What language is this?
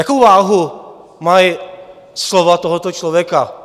Czech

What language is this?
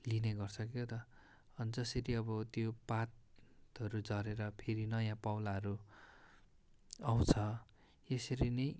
Nepali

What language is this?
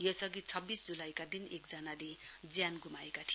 Nepali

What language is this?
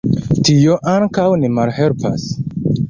Esperanto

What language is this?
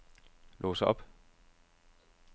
Danish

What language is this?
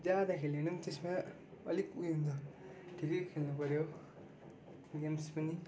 Nepali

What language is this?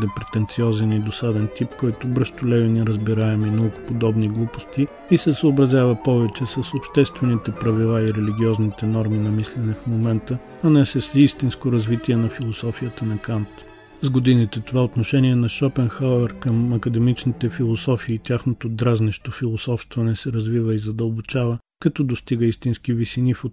Bulgarian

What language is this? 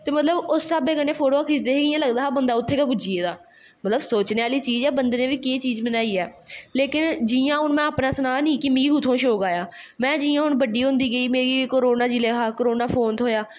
Dogri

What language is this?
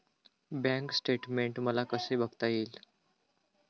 Marathi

